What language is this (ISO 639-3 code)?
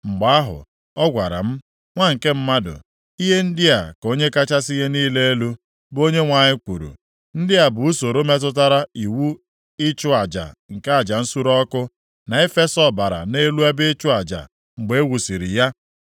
ibo